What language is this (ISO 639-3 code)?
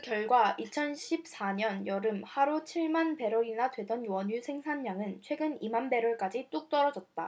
kor